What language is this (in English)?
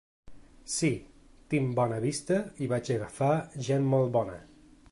Catalan